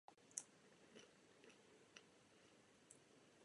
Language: Czech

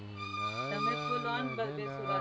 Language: Gujarati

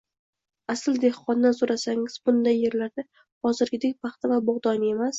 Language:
Uzbek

